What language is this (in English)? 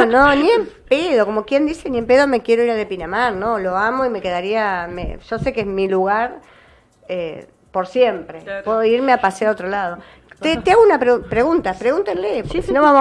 Spanish